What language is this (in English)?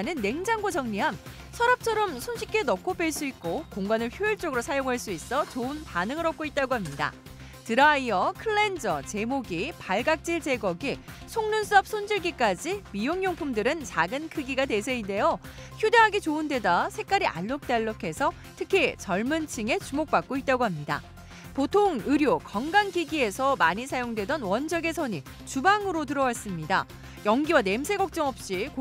Korean